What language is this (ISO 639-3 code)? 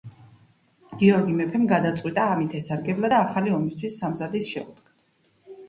kat